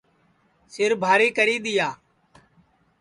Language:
Sansi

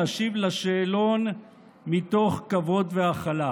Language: Hebrew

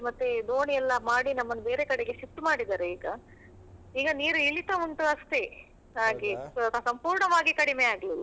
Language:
Kannada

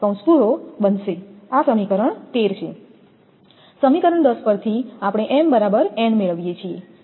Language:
Gujarati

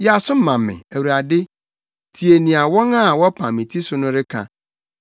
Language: Akan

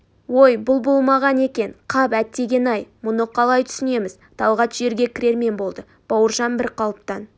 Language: Kazakh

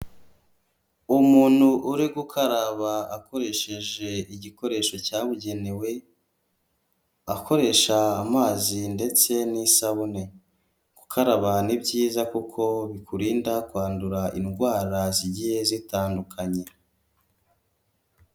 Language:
Kinyarwanda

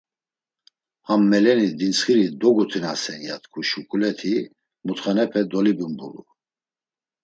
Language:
Laz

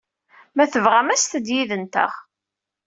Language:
Kabyle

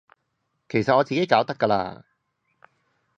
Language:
Cantonese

